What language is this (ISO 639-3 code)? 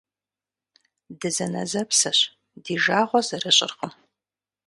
kbd